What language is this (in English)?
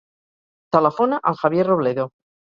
Catalan